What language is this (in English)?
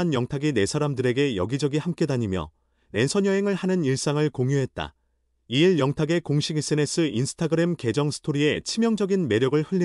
Korean